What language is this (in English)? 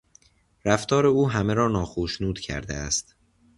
Persian